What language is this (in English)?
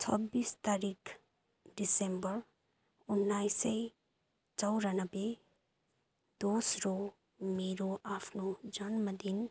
Nepali